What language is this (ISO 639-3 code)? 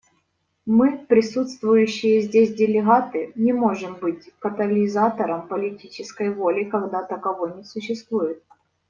rus